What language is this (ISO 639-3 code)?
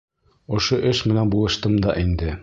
bak